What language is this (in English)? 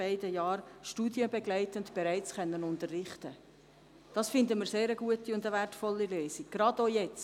Swiss German